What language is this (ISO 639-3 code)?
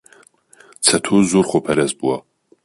ckb